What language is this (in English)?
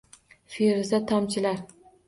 Uzbek